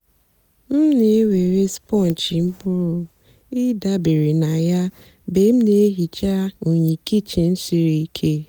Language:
Igbo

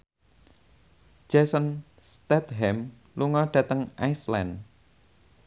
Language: Javanese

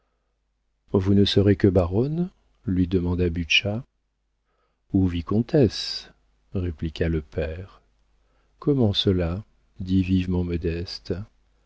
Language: French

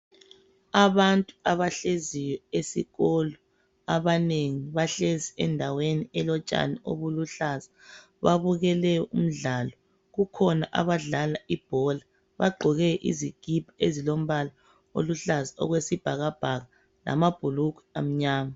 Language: North Ndebele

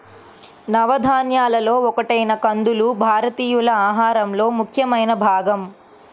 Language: Telugu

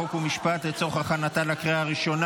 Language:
Hebrew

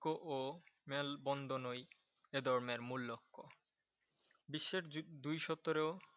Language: Bangla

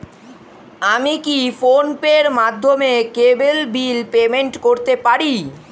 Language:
Bangla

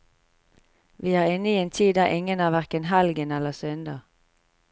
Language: Norwegian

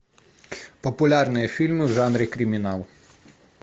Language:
Russian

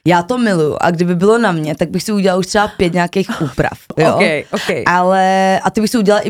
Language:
Czech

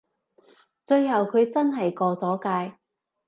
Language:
Cantonese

